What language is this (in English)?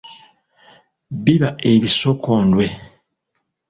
Ganda